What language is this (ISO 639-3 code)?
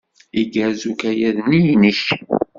kab